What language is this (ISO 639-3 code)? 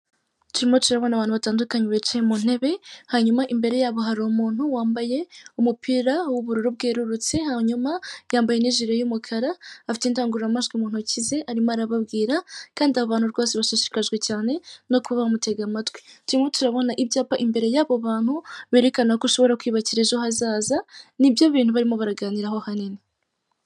kin